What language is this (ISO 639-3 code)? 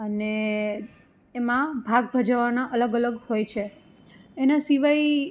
guj